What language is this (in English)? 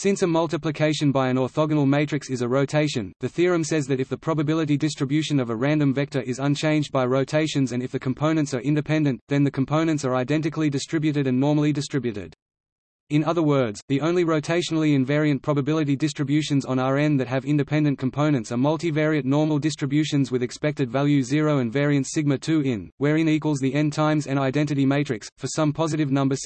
English